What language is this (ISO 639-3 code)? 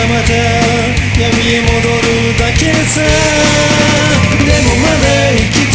jpn